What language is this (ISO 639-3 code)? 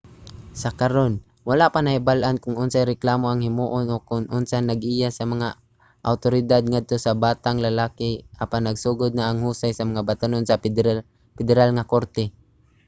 ceb